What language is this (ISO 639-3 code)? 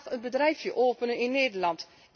nld